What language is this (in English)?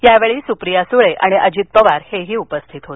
Marathi